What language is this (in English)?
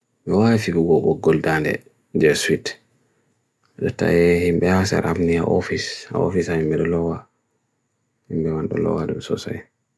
Bagirmi Fulfulde